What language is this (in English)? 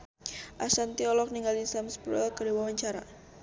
Sundanese